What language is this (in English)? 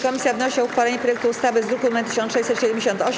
Polish